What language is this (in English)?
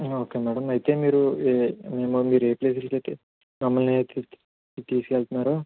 Telugu